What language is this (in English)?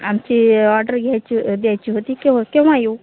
Marathi